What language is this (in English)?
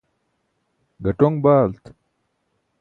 Burushaski